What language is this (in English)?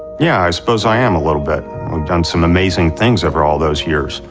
English